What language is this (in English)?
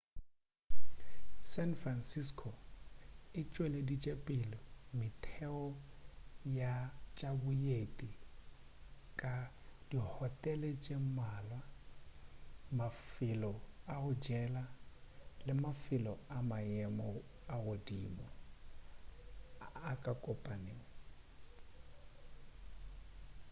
Northern Sotho